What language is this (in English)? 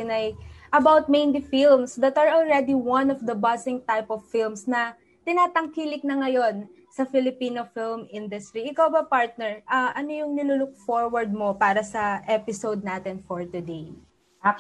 Filipino